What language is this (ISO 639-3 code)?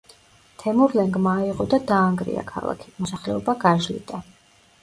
kat